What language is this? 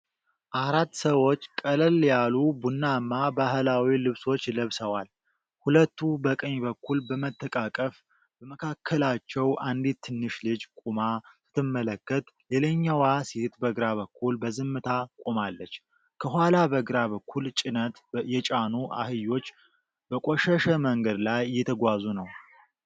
Amharic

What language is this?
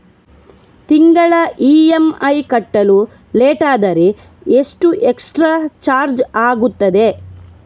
Kannada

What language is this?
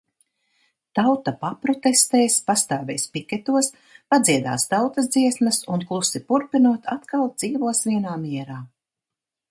Latvian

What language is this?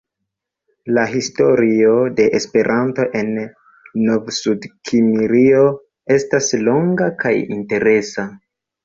Esperanto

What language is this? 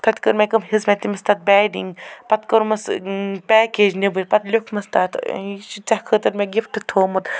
Kashmiri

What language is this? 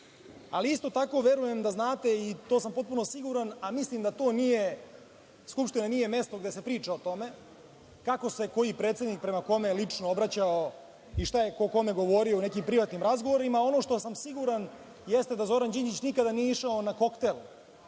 Serbian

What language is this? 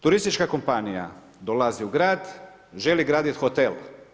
Croatian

